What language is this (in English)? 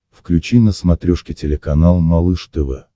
Russian